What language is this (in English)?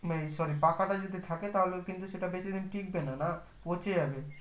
Bangla